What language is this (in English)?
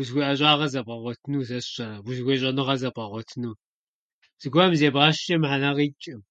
Kabardian